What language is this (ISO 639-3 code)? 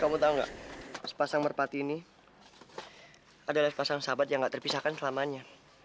ind